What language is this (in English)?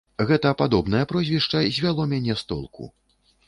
Belarusian